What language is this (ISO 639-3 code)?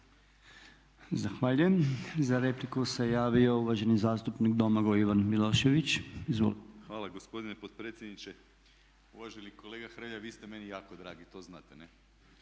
hrv